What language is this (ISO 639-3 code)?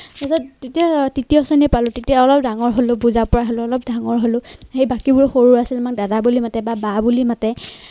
asm